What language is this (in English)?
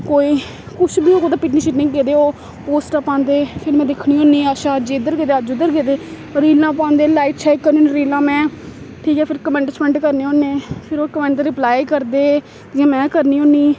Dogri